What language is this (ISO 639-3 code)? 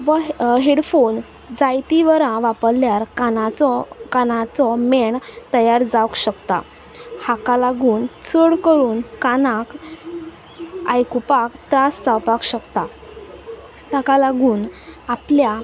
kok